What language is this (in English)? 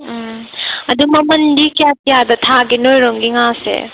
Manipuri